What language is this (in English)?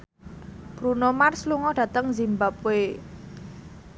Javanese